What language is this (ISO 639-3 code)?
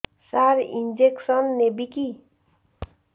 ori